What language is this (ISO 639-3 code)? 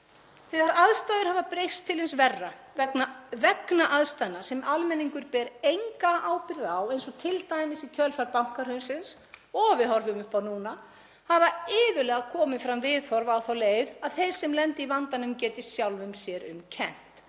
isl